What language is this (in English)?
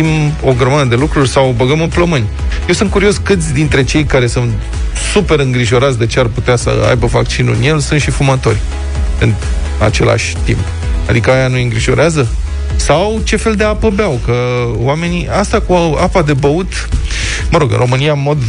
Romanian